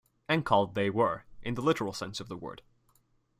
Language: English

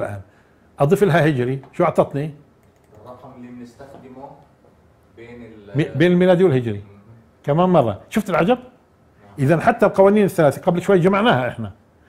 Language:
Arabic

